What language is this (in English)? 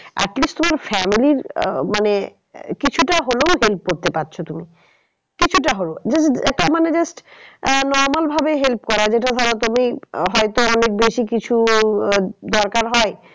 Bangla